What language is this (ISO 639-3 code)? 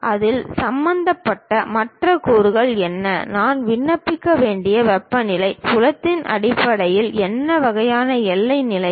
tam